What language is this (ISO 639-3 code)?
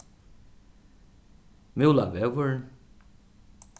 fao